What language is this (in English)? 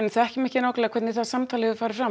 Icelandic